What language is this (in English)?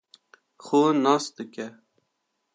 Kurdish